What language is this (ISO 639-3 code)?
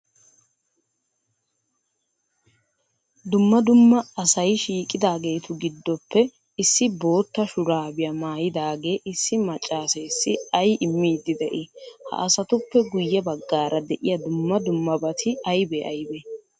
wal